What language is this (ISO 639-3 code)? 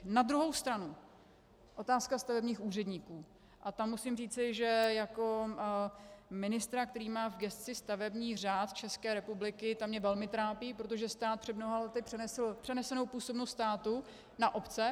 ces